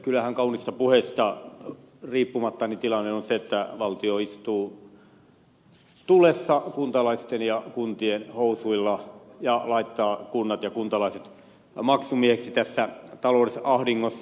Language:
Finnish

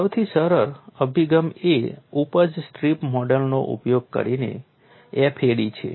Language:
Gujarati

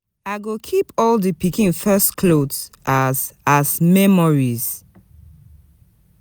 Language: Nigerian Pidgin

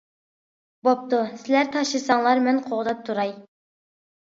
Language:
Uyghur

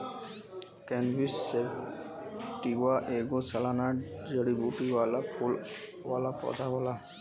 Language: Bhojpuri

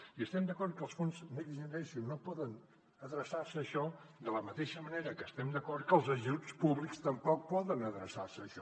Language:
Catalan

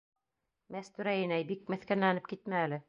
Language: Bashkir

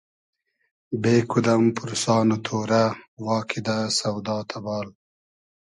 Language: Hazaragi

